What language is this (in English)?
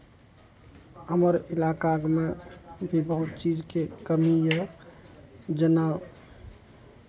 Maithili